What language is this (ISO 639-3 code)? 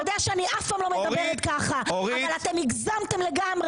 heb